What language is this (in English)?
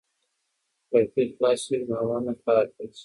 Pashto